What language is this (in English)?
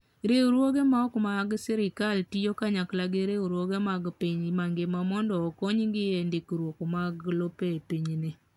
Luo (Kenya and Tanzania)